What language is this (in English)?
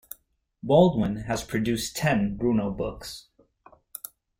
English